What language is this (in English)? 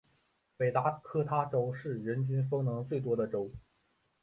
Chinese